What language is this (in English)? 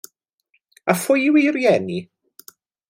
Welsh